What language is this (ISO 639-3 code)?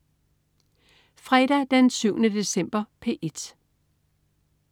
dan